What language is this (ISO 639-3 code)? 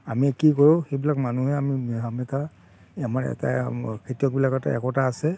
asm